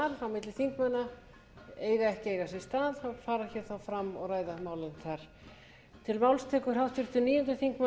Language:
Icelandic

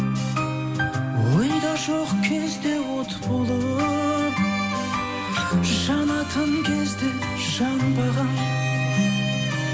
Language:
Kazakh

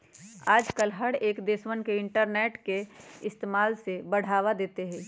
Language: Magahi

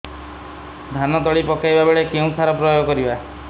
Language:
Odia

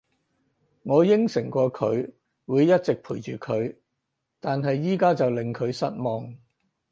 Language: Cantonese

